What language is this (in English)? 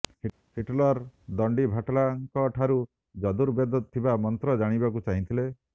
Odia